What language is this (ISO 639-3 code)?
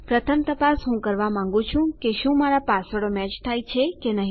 guj